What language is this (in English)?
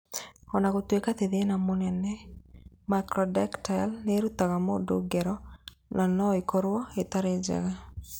Kikuyu